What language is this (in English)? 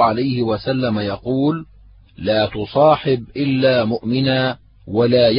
Arabic